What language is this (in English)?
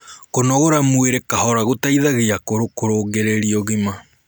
Kikuyu